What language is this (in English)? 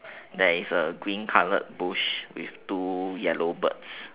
English